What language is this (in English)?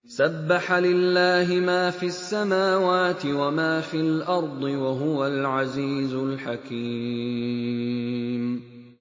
Arabic